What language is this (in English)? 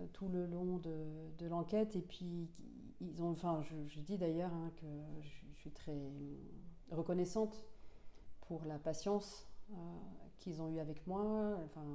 French